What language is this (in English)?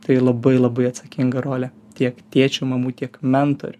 Lithuanian